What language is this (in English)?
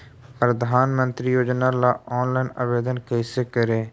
Magahi